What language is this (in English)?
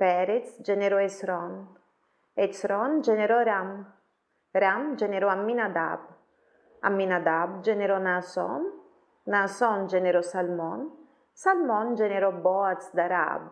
Italian